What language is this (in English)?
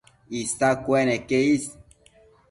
Matsés